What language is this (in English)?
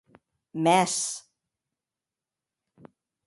Occitan